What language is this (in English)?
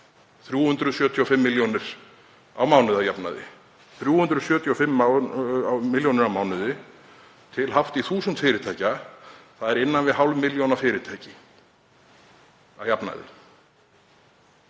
Icelandic